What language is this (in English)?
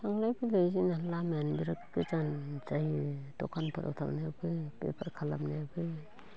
Bodo